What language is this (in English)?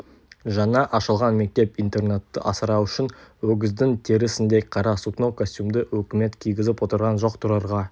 Kazakh